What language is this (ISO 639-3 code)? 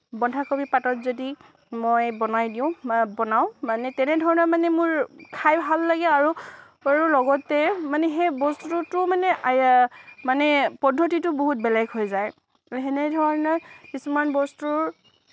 asm